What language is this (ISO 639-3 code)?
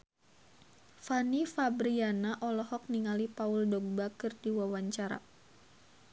sun